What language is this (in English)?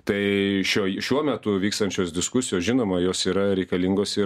Lithuanian